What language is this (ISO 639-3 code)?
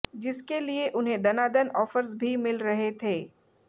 hin